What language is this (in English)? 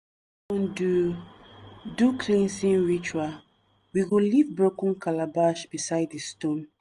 Nigerian Pidgin